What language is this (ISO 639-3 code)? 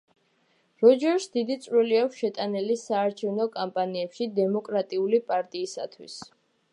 kat